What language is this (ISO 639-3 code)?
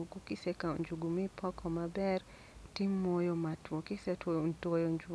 luo